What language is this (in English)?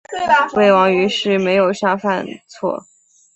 Chinese